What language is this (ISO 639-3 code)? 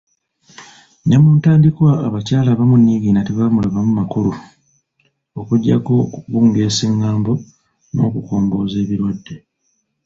lug